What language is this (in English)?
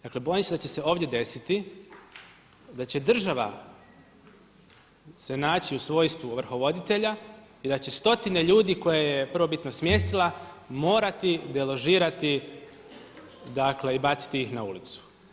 Croatian